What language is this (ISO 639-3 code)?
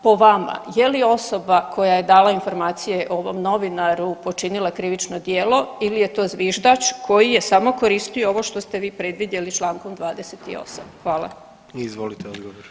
hrv